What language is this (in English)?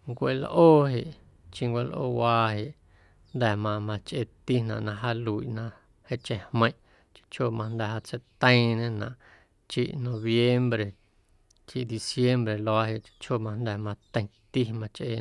Guerrero Amuzgo